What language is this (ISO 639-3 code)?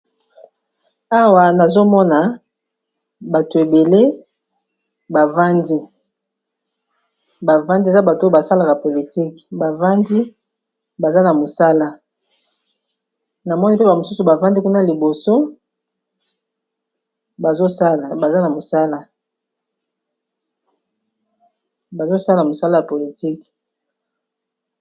lin